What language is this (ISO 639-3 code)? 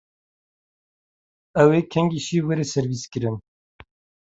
kur